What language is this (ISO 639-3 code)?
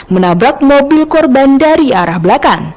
ind